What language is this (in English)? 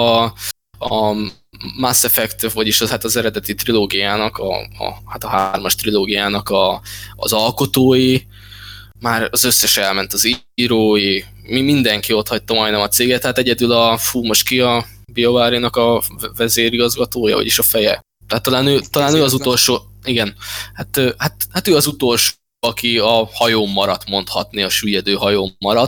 Hungarian